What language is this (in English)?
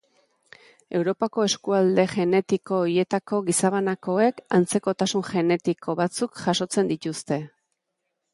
Basque